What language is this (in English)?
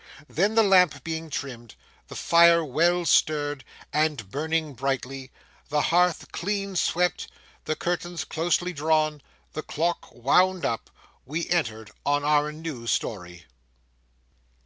English